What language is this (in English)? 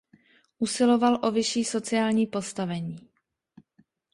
Czech